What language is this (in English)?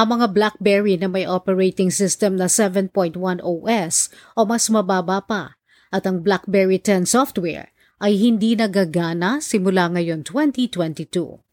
Filipino